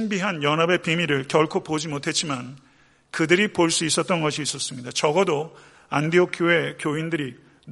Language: Korean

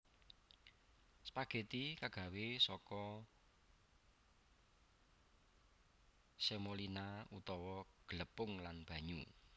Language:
Javanese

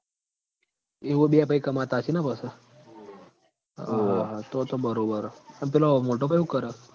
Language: Gujarati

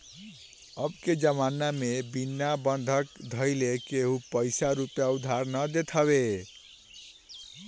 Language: Bhojpuri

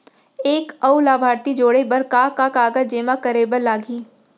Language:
Chhattisgarhi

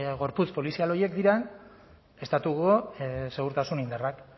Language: Basque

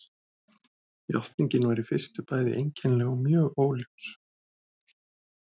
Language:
Icelandic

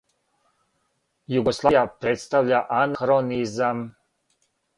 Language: Serbian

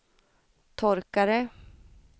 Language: Swedish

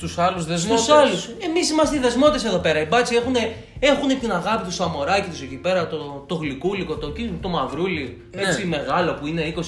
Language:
Greek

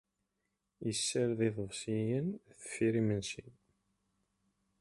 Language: Kabyle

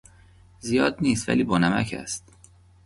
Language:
Persian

